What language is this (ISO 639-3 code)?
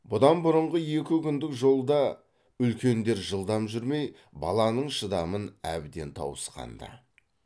kaz